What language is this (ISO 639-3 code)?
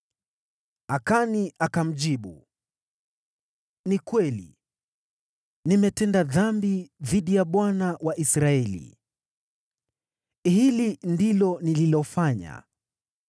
swa